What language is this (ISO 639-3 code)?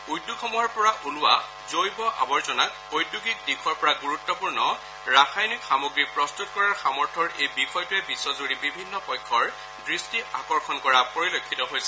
asm